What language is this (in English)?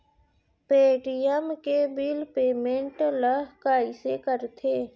Chhattisgarhi